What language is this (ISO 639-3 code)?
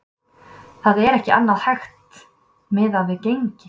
isl